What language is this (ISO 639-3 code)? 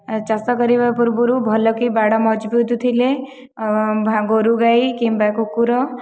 ori